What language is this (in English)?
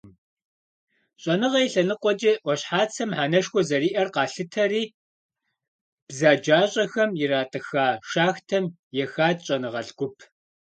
Kabardian